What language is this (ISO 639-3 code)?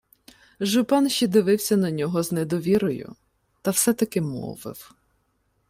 ukr